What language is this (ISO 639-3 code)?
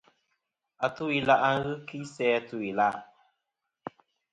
bkm